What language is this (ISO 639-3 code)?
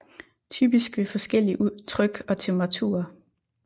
dan